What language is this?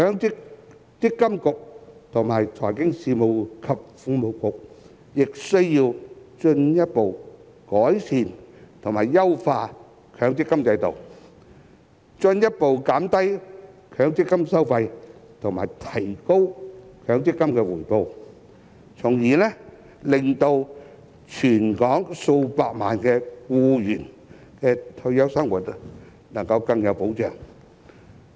Cantonese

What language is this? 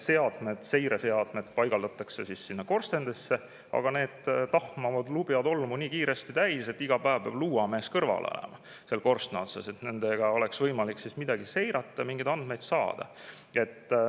Estonian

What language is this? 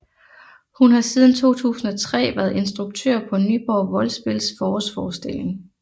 Danish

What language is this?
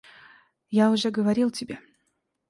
Russian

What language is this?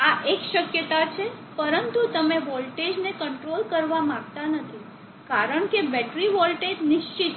Gujarati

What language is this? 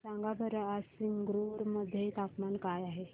Marathi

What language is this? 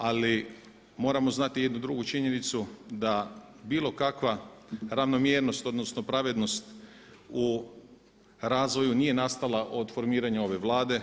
Croatian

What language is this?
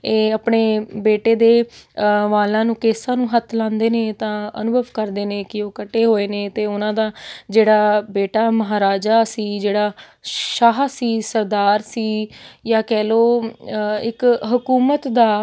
Punjabi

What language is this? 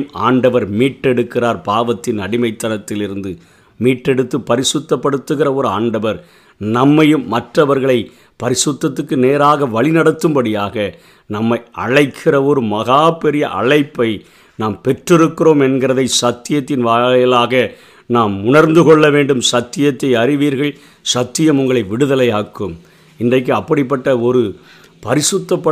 Tamil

